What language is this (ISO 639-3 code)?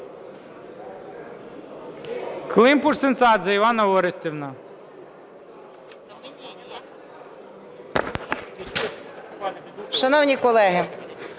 ukr